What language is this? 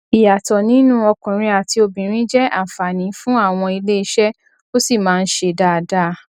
Yoruba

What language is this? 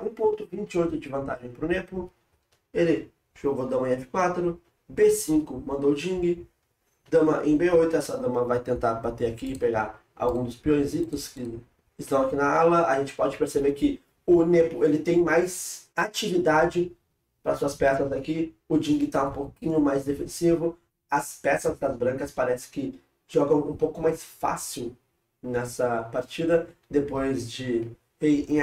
Portuguese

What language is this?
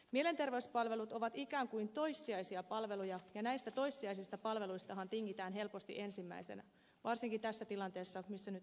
Finnish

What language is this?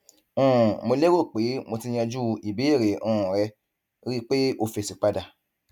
Yoruba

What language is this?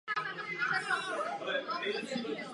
Czech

